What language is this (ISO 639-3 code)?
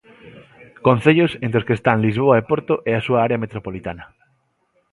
glg